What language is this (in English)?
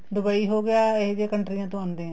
Punjabi